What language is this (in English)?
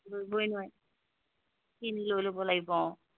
Assamese